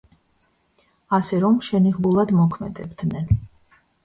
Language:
Georgian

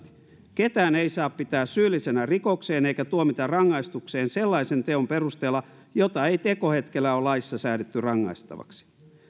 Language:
Finnish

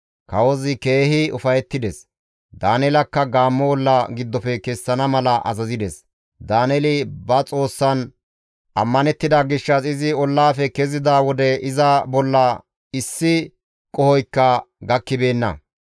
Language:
Gamo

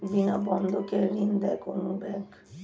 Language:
Bangla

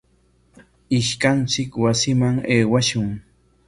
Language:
Corongo Ancash Quechua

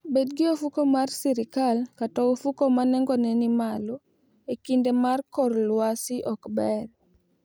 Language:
Luo (Kenya and Tanzania)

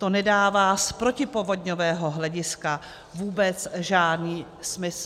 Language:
Czech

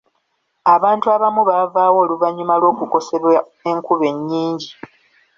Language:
Ganda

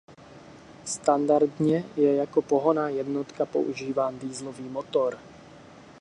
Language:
Czech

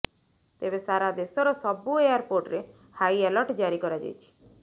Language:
Odia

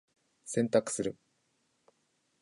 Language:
Japanese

